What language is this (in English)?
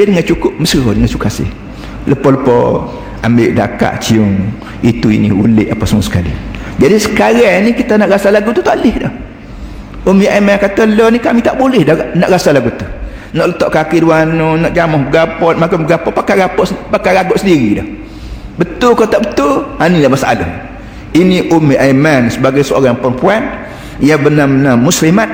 Malay